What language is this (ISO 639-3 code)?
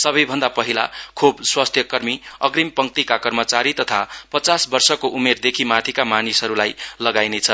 nep